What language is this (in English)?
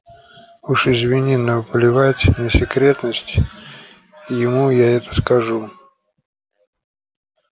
Russian